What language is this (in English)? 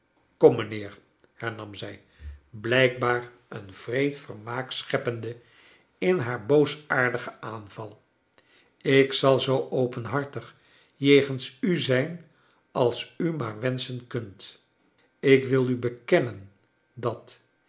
Dutch